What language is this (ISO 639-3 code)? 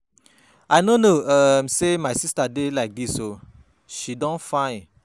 pcm